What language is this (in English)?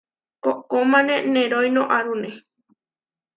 Huarijio